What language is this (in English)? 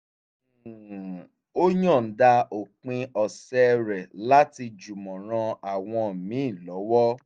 Yoruba